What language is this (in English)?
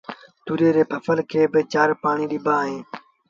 Sindhi Bhil